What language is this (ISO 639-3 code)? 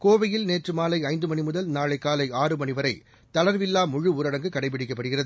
tam